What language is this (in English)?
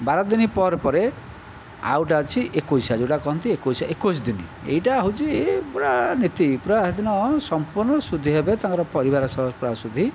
Odia